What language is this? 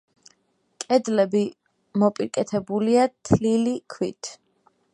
Georgian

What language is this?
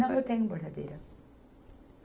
Portuguese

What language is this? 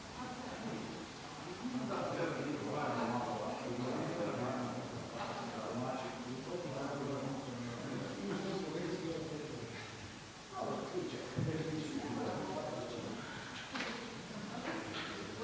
Croatian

